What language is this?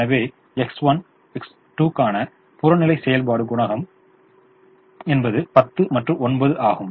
Tamil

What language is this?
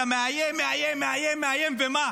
Hebrew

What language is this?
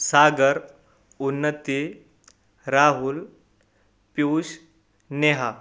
Marathi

